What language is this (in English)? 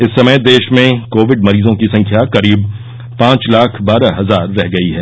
Hindi